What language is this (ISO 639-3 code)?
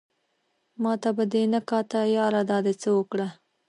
pus